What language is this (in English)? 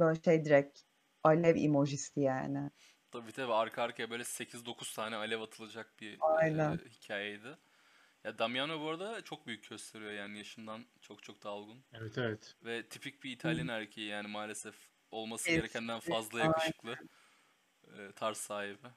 Turkish